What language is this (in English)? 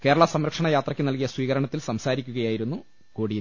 Malayalam